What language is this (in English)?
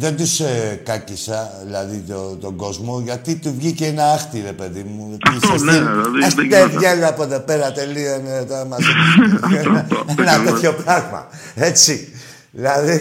Greek